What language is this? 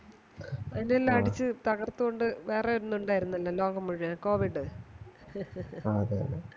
Malayalam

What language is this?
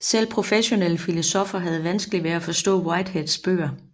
Danish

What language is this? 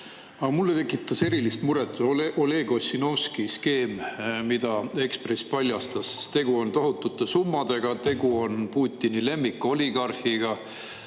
Estonian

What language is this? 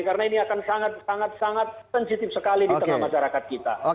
Indonesian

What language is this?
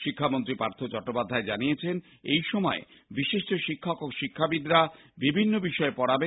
Bangla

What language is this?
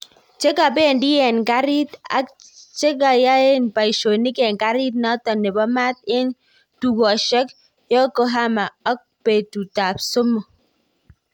Kalenjin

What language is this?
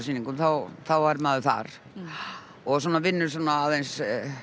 Icelandic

